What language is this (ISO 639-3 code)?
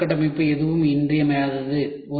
tam